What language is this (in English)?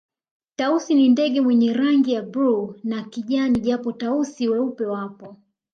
Swahili